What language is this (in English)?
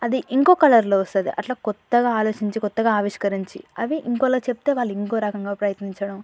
Telugu